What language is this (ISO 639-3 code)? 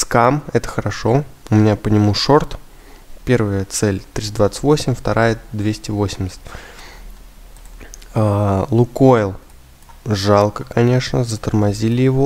rus